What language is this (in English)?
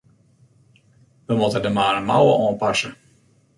Western Frisian